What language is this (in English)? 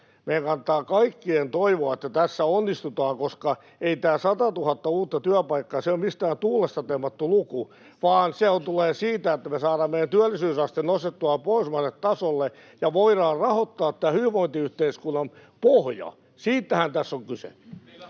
Finnish